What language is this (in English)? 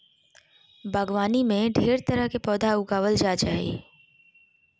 Magahi